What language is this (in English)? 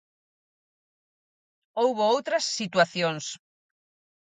Galician